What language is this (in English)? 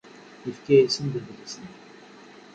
Kabyle